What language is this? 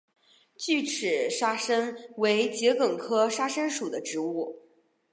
Chinese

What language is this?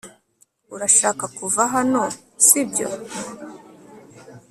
Kinyarwanda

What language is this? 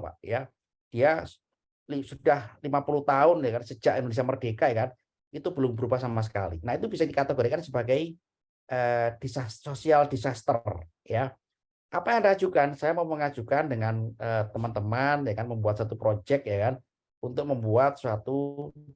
Indonesian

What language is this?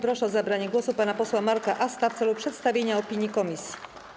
Polish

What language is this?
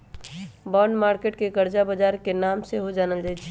Magahi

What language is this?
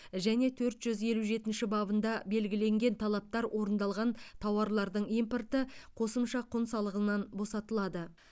Kazakh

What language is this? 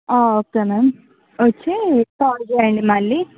Telugu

